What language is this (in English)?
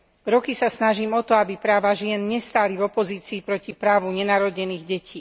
Slovak